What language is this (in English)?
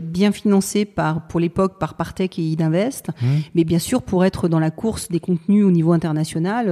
French